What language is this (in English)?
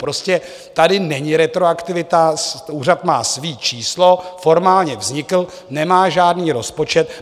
Czech